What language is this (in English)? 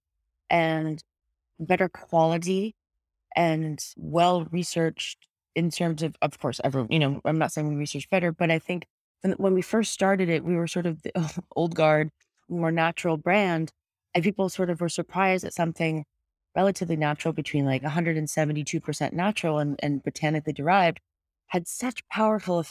English